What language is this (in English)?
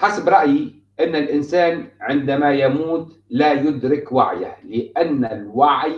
Arabic